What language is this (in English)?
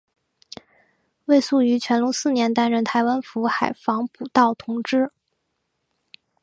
Chinese